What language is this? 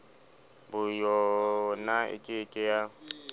Southern Sotho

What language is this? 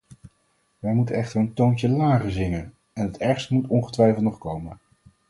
Dutch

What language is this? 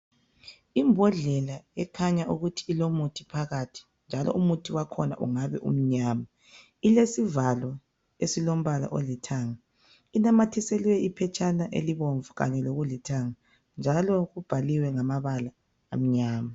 North Ndebele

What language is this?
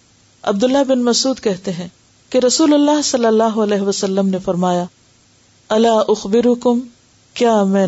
Urdu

